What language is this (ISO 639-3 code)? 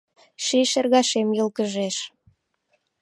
chm